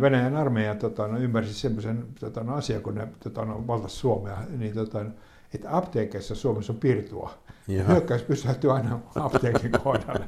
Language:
Finnish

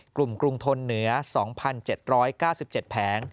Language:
Thai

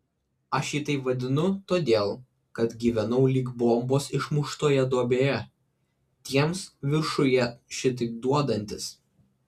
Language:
Lithuanian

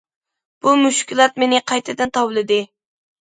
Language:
Uyghur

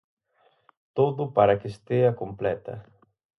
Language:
Galician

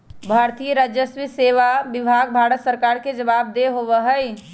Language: Magahi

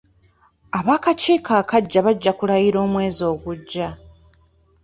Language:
Ganda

